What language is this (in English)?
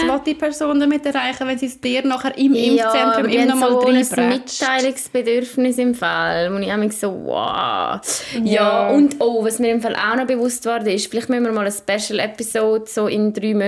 German